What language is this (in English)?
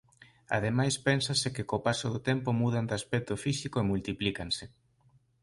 Galician